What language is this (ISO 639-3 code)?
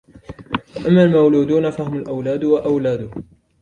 ara